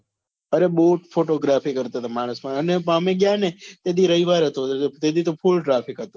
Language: Gujarati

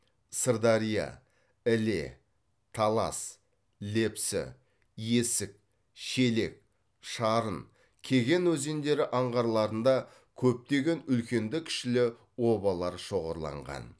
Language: Kazakh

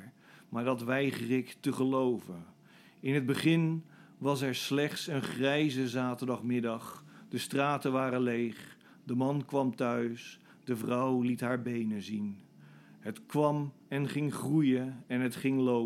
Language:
Dutch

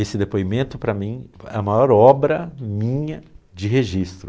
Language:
Portuguese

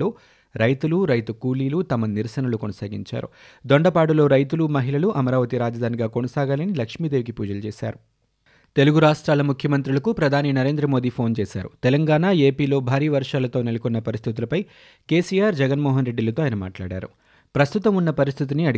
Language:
Telugu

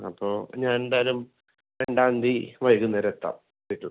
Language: Malayalam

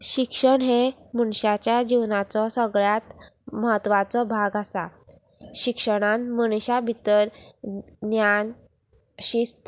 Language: Konkani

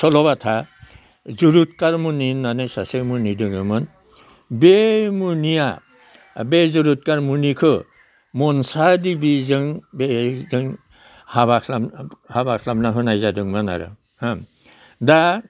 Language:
Bodo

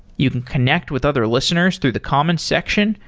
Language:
English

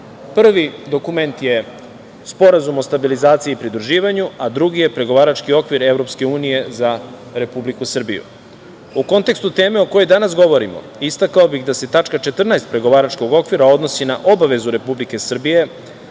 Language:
Serbian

